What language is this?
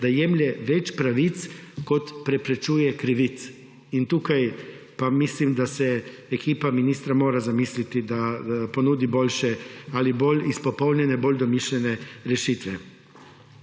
Slovenian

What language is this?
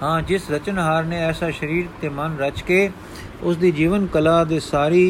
Punjabi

